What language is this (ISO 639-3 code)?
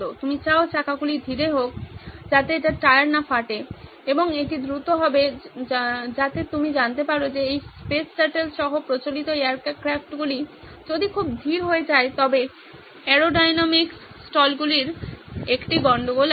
ben